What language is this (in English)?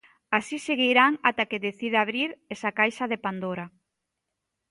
Galician